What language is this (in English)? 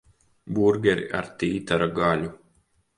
Latvian